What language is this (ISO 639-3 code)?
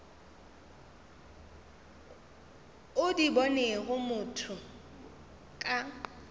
nso